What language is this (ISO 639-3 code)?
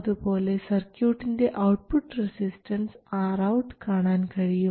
mal